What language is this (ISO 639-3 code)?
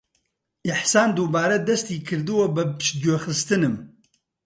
ckb